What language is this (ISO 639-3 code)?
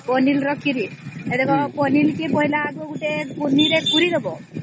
ori